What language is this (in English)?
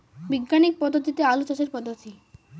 Bangla